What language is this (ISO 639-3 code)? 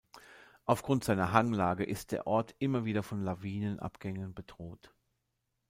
deu